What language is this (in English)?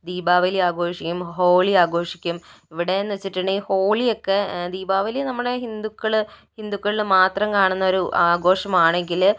Malayalam